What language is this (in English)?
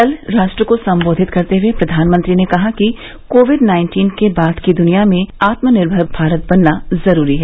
Hindi